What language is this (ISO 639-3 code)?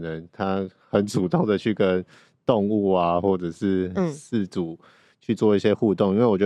zho